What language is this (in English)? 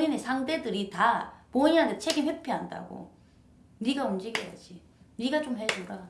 Korean